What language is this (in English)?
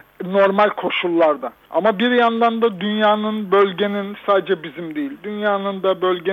Turkish